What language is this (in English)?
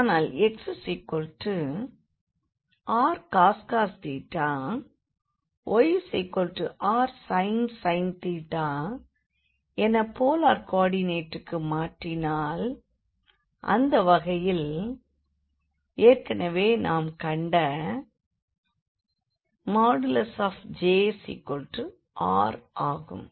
Tamil